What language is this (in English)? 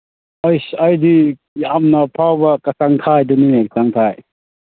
Manipuri